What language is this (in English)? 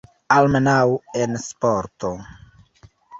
Esperanto